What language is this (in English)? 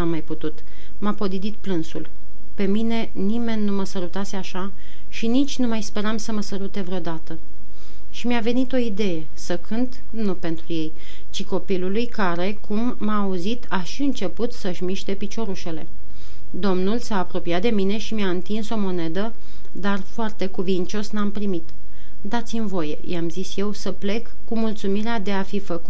Romanian